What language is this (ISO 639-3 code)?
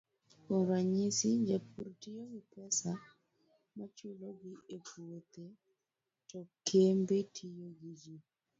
luo